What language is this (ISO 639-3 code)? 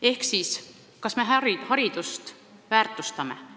est